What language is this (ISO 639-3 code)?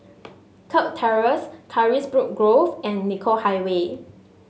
eng